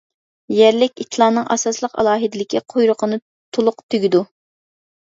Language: Uyghur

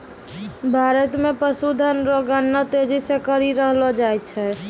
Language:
Maithili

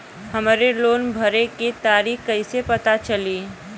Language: Bhojpuri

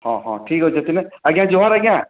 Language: Odia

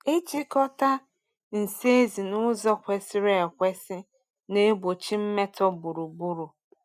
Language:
Igbo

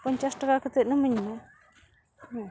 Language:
Santali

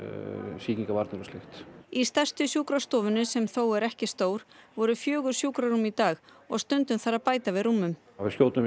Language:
Icelandic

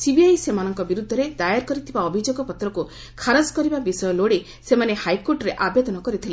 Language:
Odia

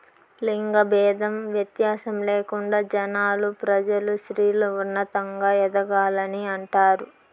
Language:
Telugu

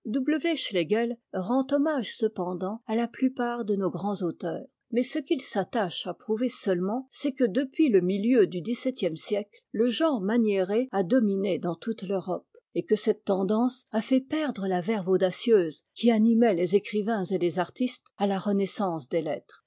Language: French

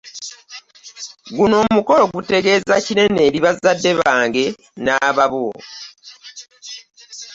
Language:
Ganda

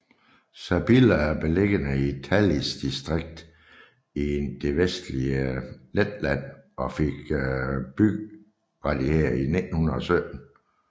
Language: Danish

